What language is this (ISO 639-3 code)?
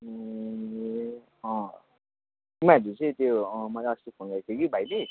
nep